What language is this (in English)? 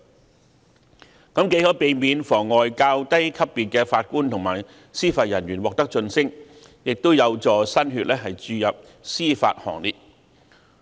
Cantonese